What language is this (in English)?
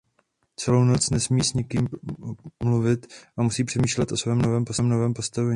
Czech